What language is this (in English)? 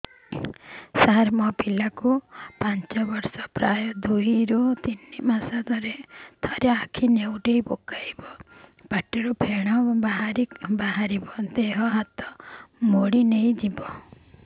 Odia